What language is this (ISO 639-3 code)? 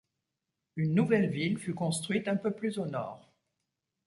fra